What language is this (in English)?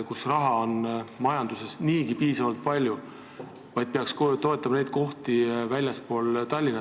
Estonian